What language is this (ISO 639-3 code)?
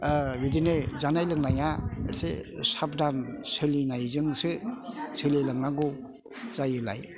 brx